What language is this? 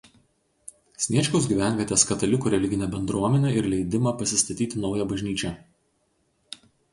Lithuanian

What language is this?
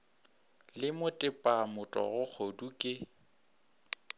Northern Sotho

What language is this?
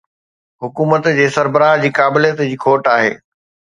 Sindhi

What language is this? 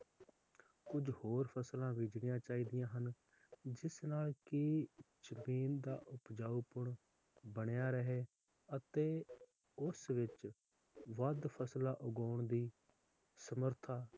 Punjabi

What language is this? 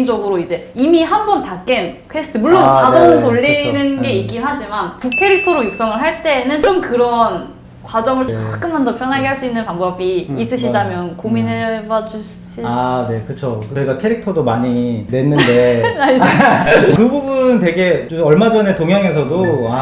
Korean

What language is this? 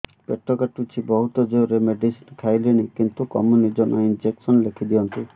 Odia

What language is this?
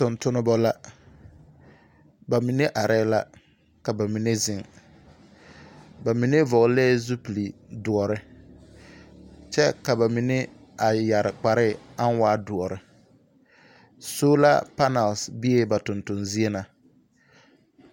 Southern Dagaare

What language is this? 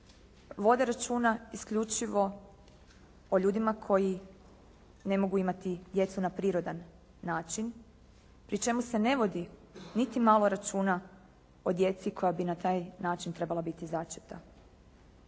Croatian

